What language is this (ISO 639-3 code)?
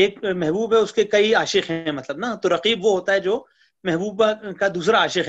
urd